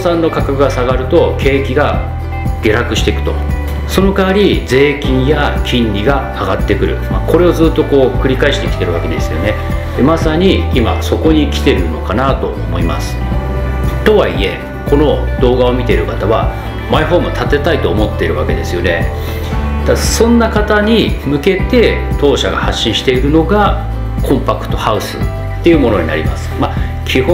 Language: Japanese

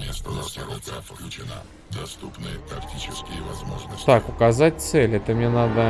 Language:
Russian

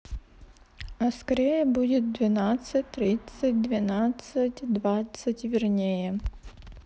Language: Russian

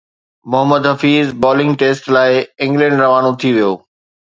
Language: Sindhi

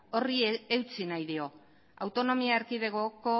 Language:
Basque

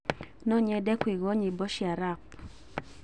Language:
Kikuyu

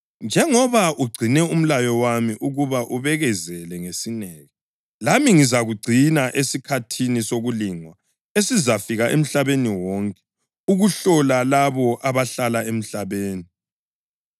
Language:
North Ndebele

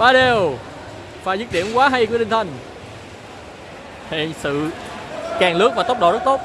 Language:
Vietnamese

